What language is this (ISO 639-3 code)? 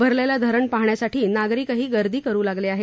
mar